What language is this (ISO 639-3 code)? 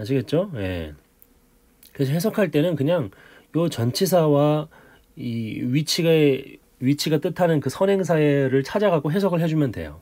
kor